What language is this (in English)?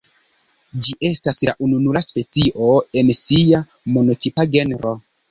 Esperanto